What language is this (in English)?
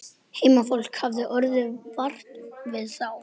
Icelandic